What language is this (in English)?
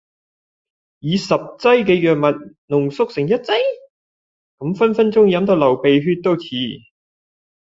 Cantonese